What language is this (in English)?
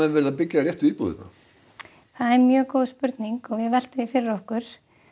Icelandic